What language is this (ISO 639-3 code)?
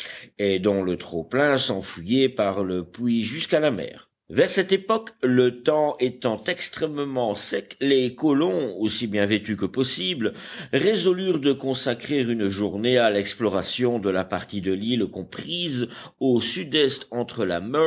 fra